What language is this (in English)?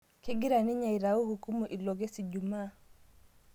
Masai